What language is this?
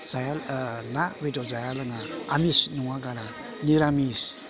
Bodo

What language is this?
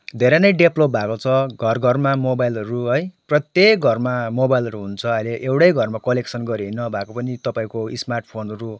Nepali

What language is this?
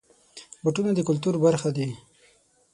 Pashto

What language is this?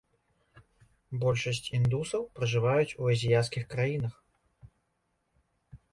Belarusian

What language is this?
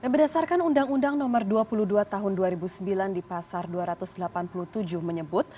Indonesian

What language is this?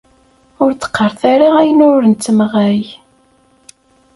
Kabyle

